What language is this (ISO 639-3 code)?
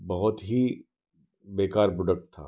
hin